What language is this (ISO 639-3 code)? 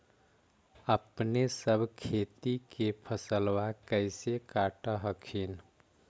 mag